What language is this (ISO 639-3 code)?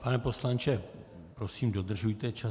ces